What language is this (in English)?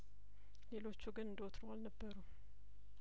Amharic